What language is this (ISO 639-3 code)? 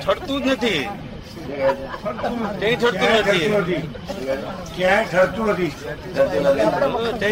guj